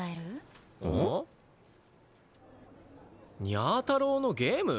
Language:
Japanese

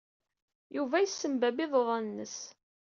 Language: Kabyle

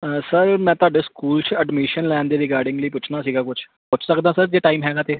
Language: Punjabi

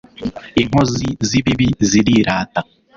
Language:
Kinyarwanda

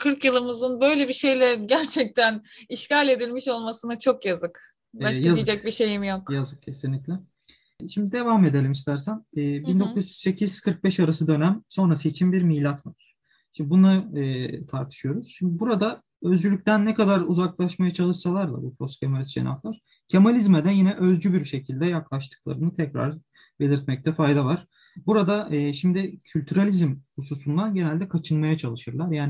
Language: Turkish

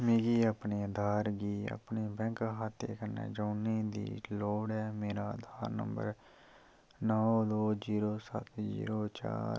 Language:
Dogri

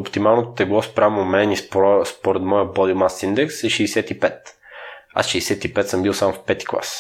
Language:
Bulgarian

